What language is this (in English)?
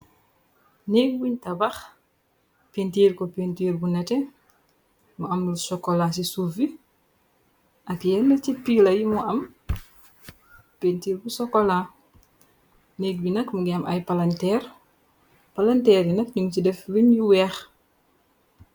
Wolof